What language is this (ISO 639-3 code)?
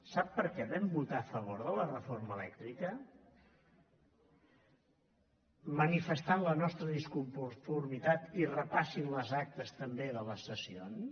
cat